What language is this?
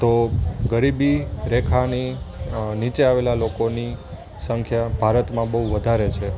Gujarati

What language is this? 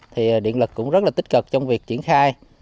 Vietnamese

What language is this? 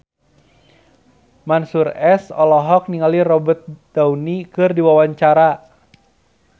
Sundanese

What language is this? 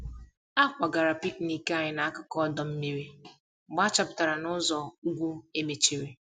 Igbo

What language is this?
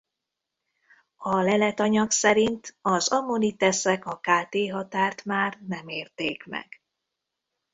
Hungarian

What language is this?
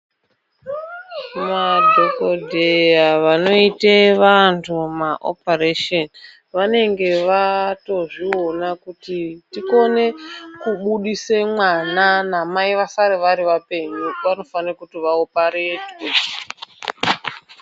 Ndau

